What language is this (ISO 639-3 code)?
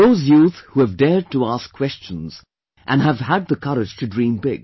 eng